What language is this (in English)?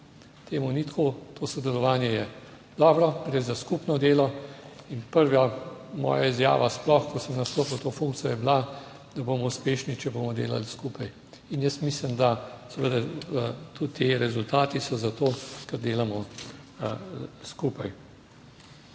Slovenian